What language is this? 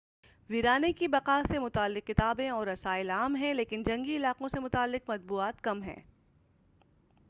Urdu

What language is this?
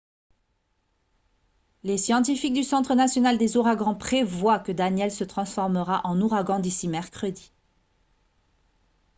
French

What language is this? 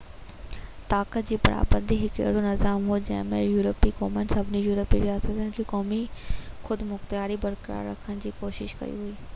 Sindhi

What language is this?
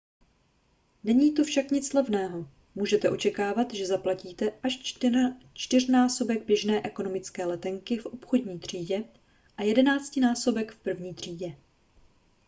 Czech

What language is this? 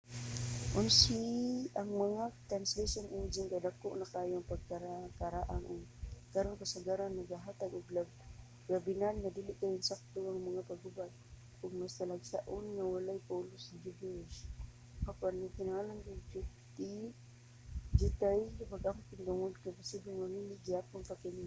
Cebuano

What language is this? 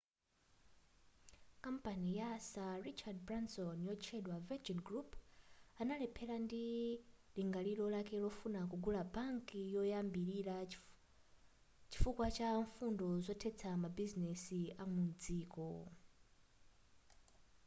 Nyanja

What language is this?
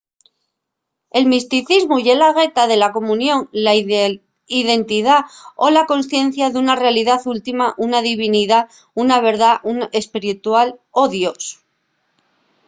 Asturian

